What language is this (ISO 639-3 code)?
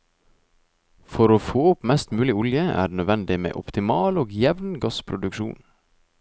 nor